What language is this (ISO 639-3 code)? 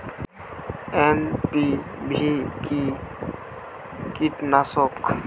ben